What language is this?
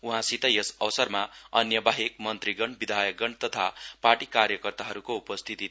Nepali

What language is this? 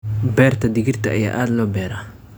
Somali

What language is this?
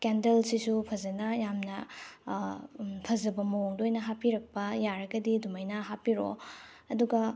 Manipuri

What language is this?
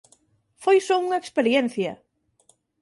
Galician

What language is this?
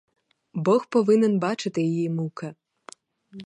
Ukrainian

